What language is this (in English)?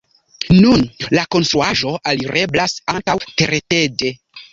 Esperanto